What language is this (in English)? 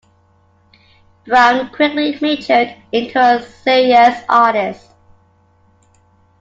English